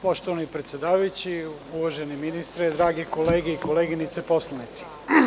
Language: Serbian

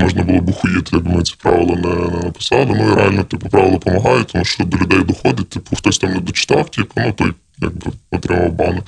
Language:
Ukrainian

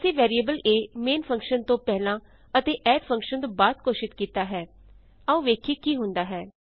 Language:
Punjabi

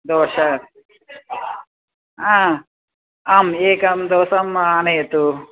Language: Sanskrit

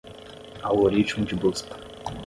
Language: Portuguese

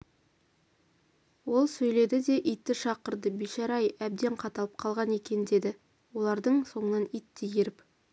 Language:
Kazakh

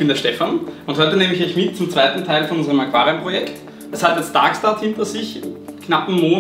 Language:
German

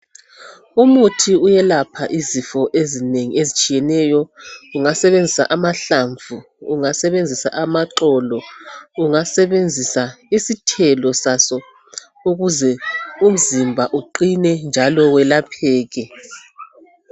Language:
North Ndebele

